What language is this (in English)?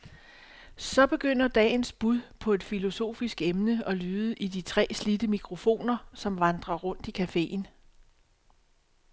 Danish